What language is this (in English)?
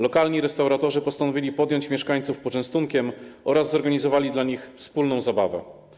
Polish